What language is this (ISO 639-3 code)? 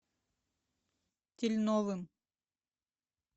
rus